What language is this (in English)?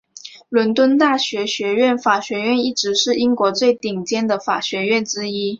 Chinese